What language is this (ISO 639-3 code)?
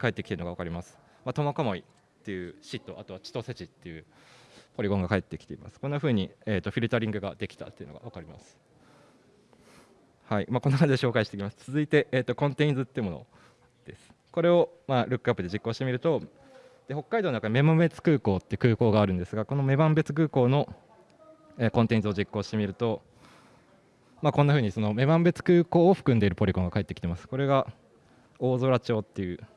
jpn